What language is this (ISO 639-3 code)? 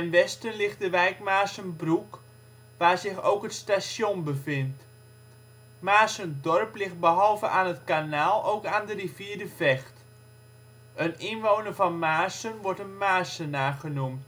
nld